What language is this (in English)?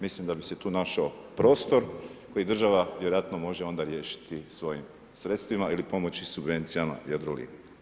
Croatian